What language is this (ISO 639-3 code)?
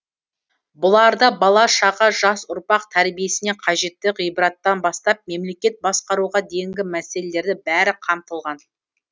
kaz